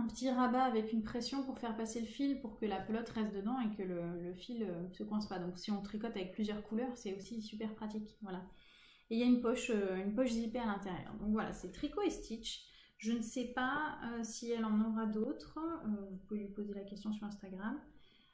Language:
French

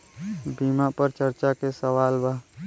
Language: Bhojpuri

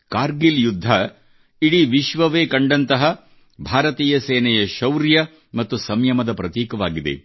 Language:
Kannada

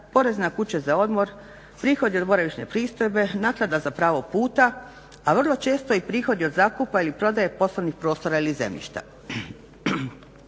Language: Croatian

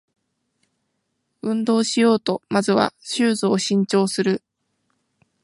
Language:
Japanese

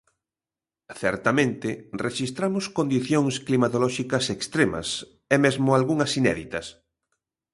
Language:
Galician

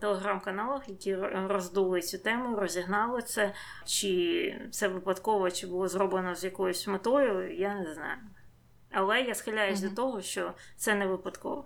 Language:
Ukrainian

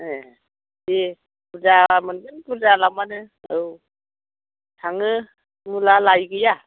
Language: Bodo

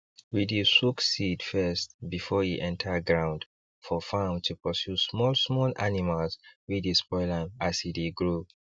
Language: Nigerian Pidgin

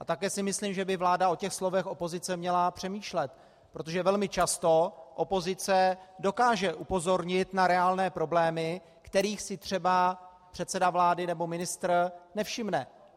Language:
Czech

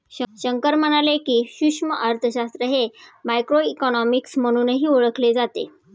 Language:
Marathi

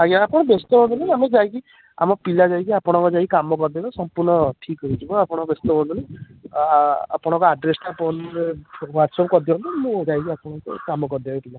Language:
Odia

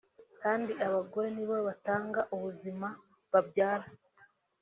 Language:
Kinyarwanda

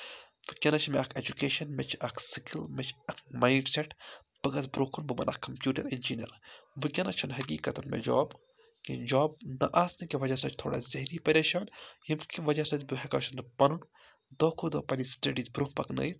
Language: Kashmiri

